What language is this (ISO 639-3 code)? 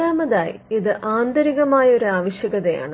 mal